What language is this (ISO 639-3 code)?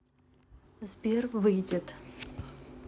rus